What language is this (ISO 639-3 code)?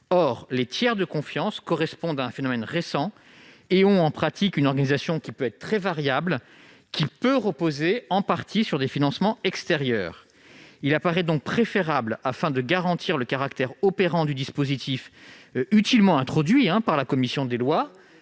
fra